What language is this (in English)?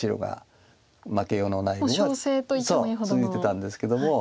Japanese